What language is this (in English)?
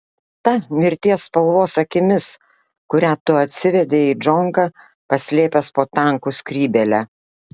Lithuanian